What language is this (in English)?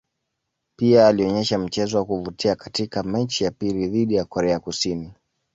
Swahili